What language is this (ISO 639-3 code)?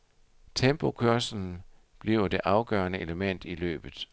dan